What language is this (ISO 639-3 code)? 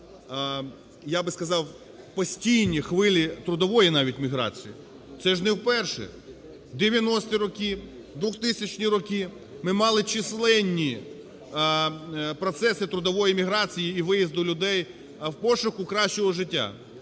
ukr